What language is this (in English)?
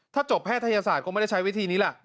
Thai